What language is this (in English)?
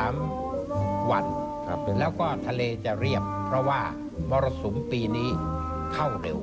Thai